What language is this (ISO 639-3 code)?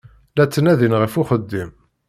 kab